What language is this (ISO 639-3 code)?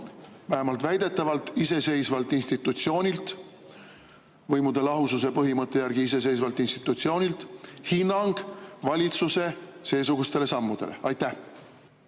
est